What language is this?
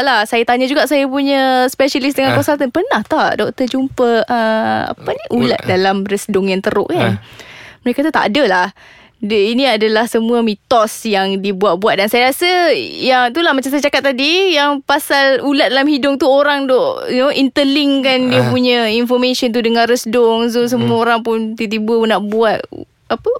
Malay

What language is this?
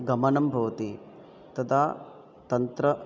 Sanskrit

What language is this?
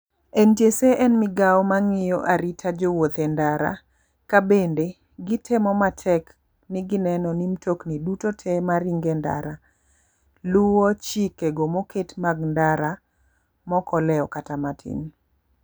Luo (Kenya and Tanzania)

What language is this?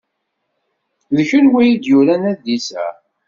Kabyle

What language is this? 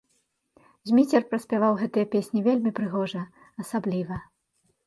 Belarusian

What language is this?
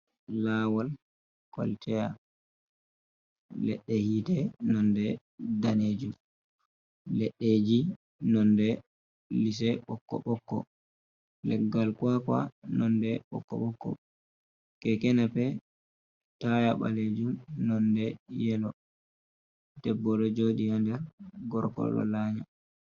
Fula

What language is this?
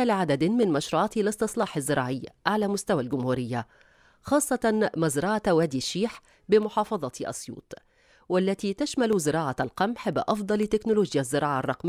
Arabic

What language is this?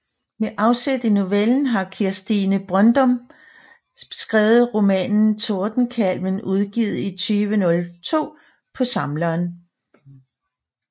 Danish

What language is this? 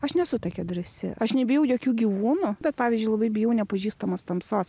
Lithuanian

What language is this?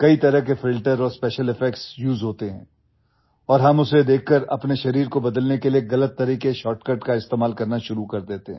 Hindi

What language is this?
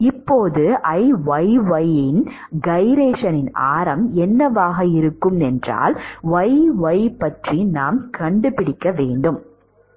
Tamil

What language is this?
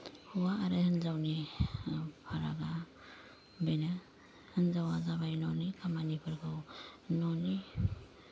Bodo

